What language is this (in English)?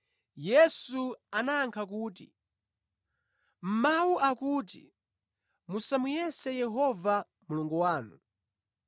Nyanja